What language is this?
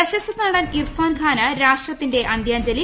Malayalam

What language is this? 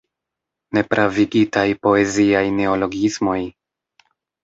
Esperanto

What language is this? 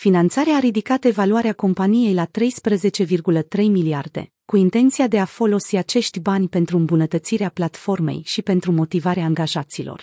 Romanian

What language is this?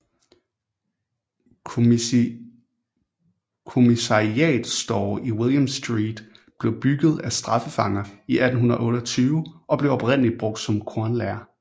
Danish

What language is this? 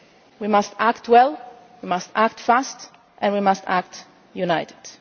English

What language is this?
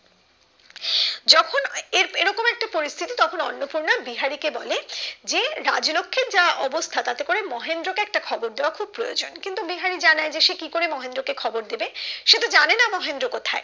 Bangla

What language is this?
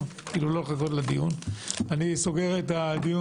Hebrew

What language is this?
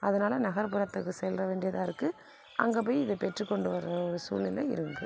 Tamil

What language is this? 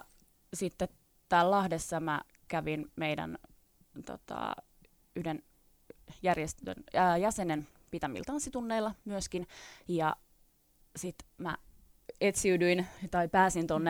Finnish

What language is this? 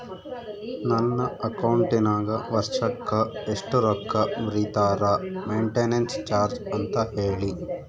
Kannada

